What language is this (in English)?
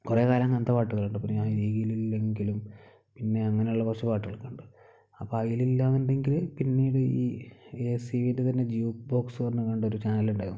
Malayalam